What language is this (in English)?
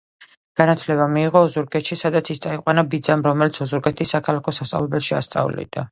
Georgian